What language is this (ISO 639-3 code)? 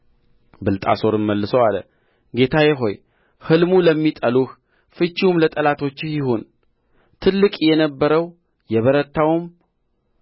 amh